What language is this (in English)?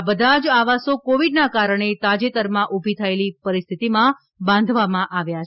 Gujarati